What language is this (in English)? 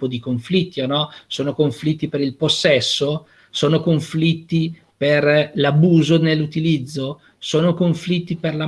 Italian